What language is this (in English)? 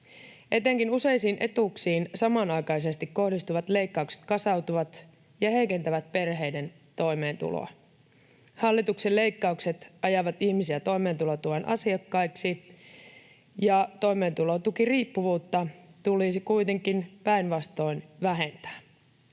Finnish